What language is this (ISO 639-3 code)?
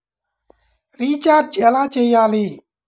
tel